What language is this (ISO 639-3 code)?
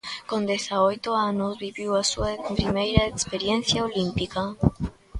glg